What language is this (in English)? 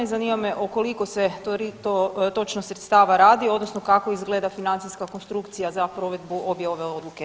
Croatian